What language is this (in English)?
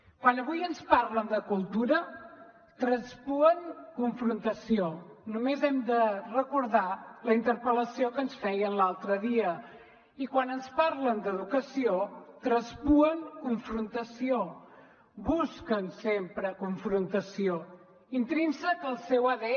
Catalan